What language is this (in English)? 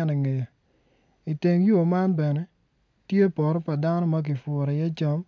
Acoli